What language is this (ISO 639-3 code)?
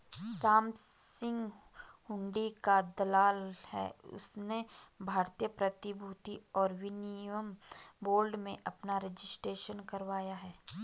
hin